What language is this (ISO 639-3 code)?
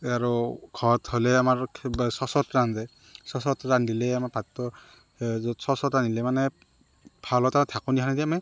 asm